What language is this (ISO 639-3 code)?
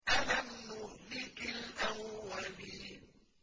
ara